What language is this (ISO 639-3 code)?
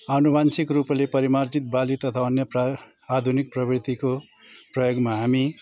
nep